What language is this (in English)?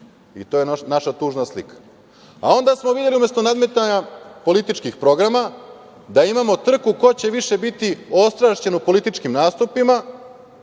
Serbian